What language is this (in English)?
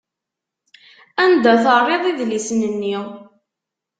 Kabyle